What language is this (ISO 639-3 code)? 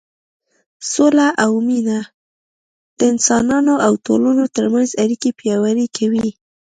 pus